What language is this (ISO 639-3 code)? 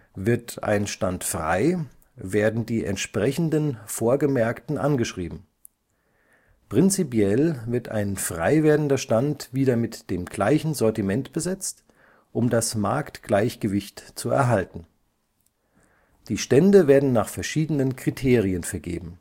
deu